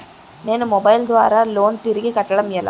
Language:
Telugu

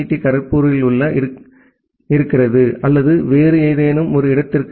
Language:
Tamil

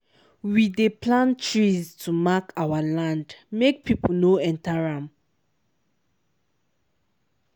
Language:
Nigerian Pidgin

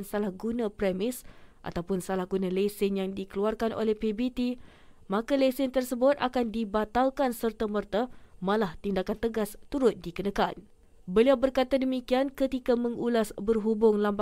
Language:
Malay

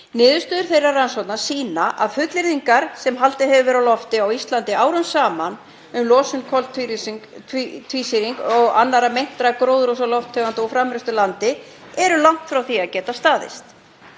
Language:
Icelandic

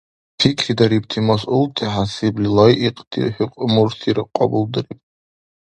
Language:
Dargwa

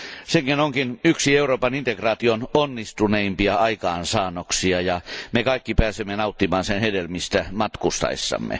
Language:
Finnish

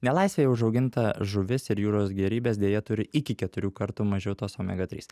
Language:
Lithuanian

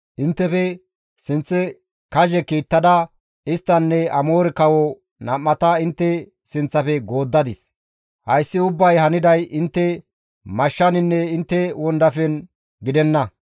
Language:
Gamo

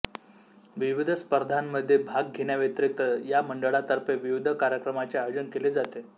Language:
Marathi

